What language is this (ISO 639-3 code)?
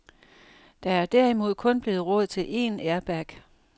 dan